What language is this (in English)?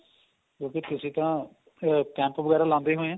Punjabi